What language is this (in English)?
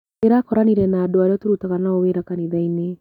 Kikuyu